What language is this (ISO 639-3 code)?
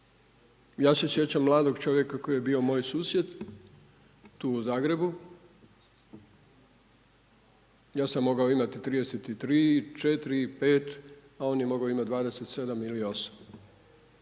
hrv